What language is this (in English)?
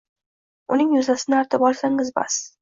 Uzbek